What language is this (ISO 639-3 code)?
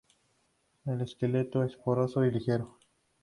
spa